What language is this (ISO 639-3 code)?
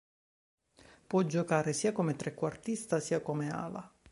ita